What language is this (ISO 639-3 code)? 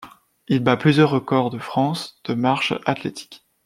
fra